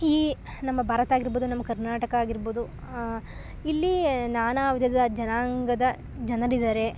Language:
Kannada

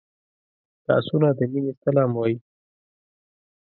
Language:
Pashto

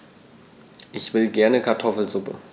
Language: German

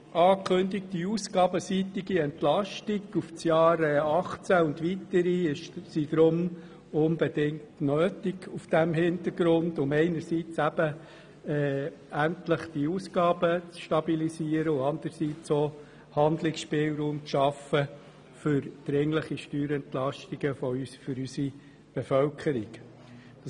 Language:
Swiss German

